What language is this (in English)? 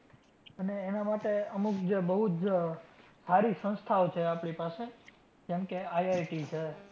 Gujarati